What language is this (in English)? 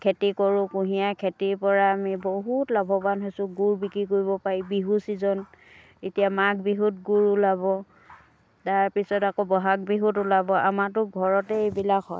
Assamese